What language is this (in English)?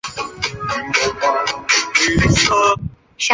Chinese